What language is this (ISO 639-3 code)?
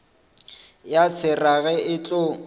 nso